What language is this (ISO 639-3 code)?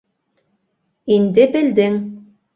bak